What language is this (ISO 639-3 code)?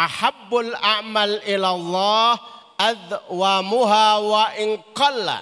ind